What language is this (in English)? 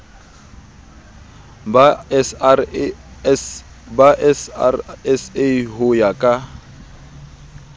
Southern Sotho